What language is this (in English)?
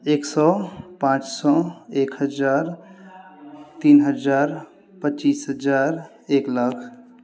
Maithili